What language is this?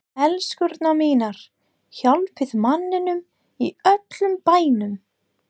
Icelandic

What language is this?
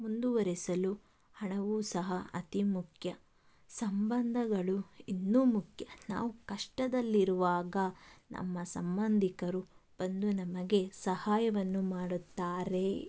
Kannada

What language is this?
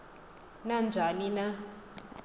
Xhosa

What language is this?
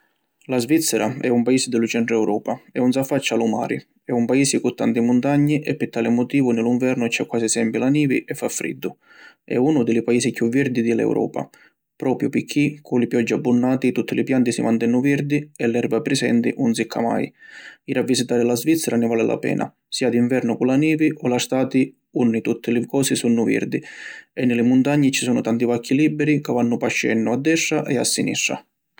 Sicilian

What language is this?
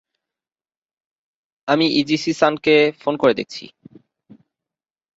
Bangla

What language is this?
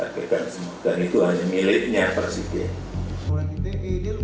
Indonesian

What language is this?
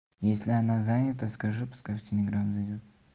Russian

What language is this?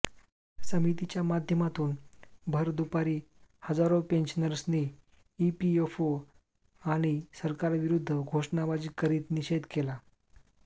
Marathi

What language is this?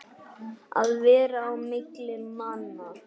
Icelandic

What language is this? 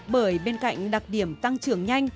Vietnamese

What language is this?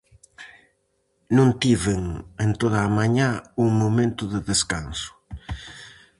Galician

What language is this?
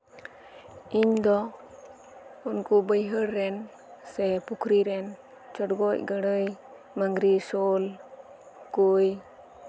Santali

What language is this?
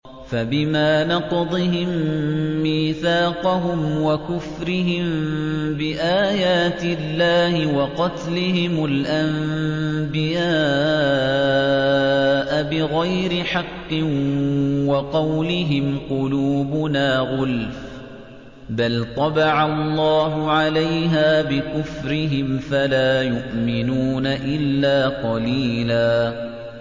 Arabic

